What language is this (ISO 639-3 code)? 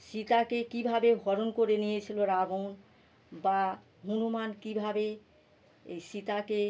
ben